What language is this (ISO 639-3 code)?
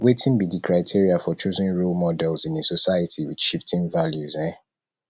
pcm